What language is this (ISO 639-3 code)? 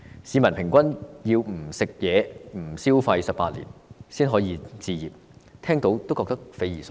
yue